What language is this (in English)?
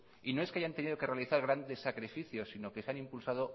Spanish